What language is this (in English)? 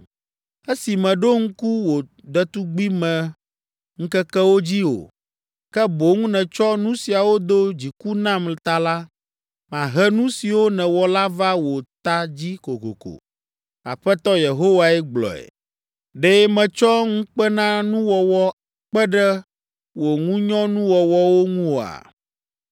Ewe